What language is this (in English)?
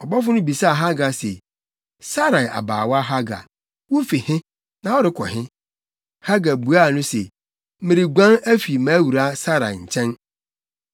Akan